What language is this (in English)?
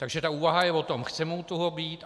Czech